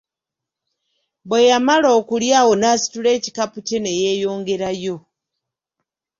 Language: Ganda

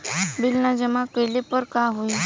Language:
Bhojpuri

